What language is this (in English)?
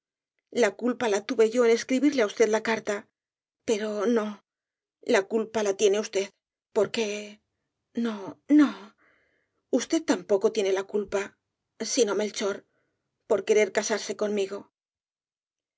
Spanish